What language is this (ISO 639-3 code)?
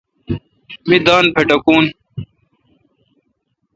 xka